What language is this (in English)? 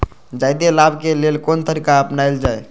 Maithili